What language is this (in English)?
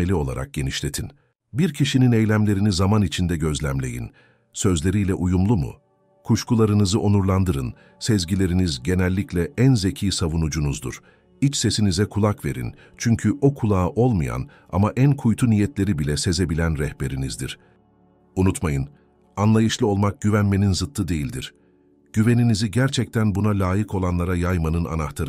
Turkish